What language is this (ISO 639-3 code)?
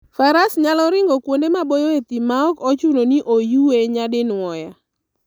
luo